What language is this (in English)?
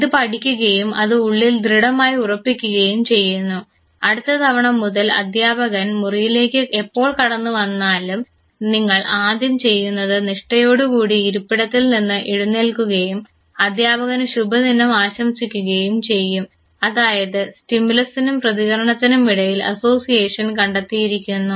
Malayalam